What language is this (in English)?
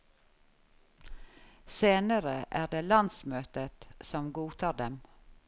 Norwegian